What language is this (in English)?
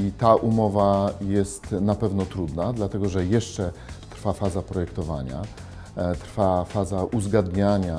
Polish